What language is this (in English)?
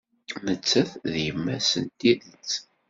Kabyle